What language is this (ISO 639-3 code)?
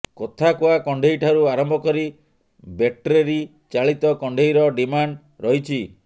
ori